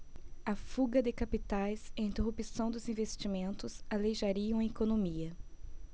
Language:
Portuguese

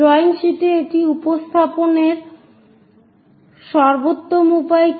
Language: Bangla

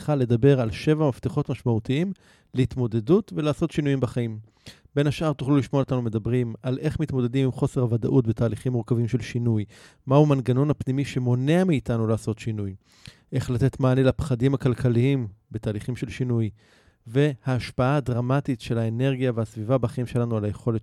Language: Hebrew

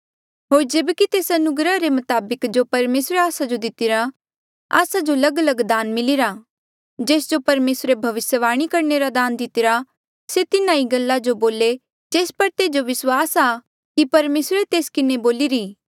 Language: Mandeali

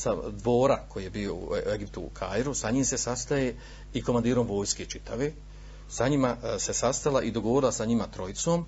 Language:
Croatian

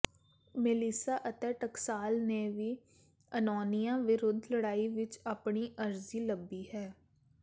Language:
Punjabi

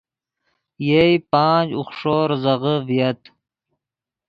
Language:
Yidgha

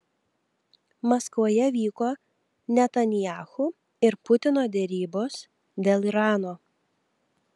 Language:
Lithuanian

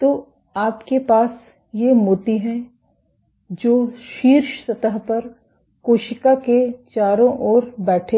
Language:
Hindi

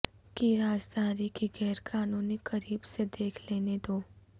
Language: Urdu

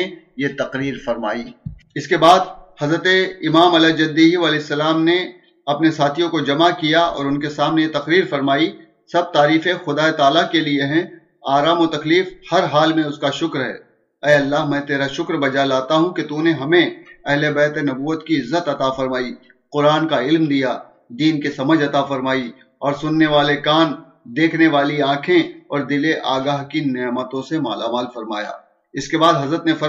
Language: Urdu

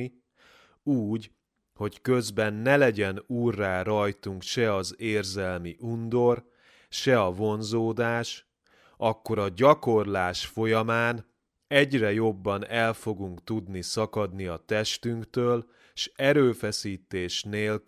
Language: Hungarian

